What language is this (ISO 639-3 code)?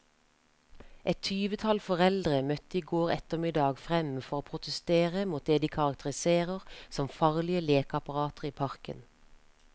nor